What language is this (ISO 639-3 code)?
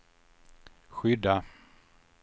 swe